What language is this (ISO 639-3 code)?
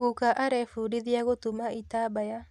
kik